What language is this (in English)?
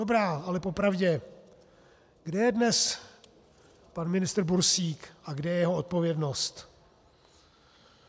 Czech